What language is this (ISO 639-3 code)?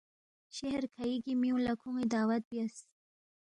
bft